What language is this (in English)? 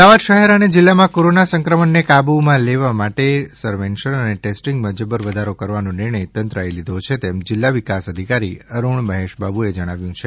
Gujarati